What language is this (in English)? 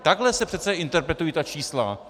Czech